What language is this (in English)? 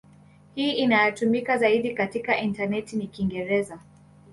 Swahili